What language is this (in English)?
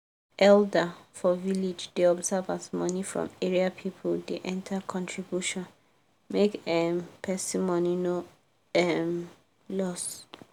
Nigerian Pidgin